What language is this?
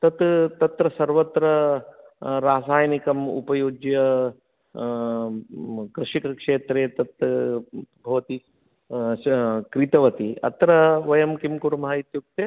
Sanskrit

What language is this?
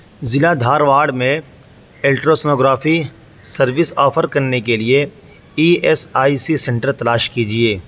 Urdu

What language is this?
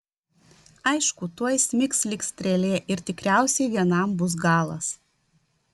Lithuanian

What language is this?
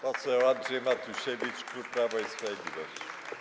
Polish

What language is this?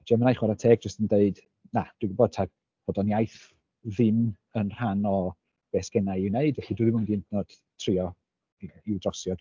Welsh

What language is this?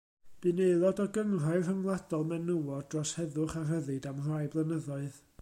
Welsh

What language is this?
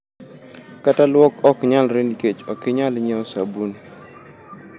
Luo (Kenya and Tanzania)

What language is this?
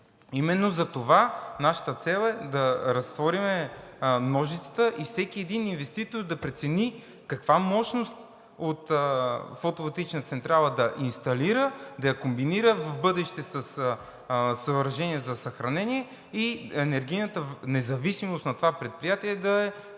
Bulgarian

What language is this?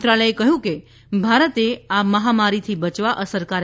Gujarati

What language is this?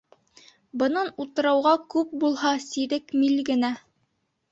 Bashkir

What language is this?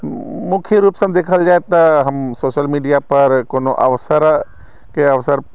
Maithili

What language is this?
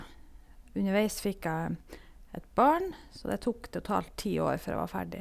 Norwegian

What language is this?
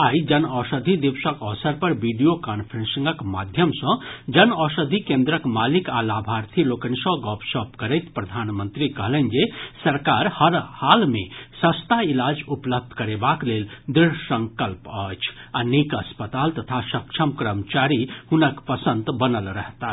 Maithili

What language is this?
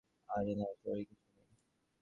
Bangla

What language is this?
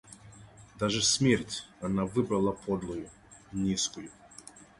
Russian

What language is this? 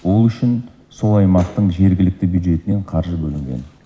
Kazakh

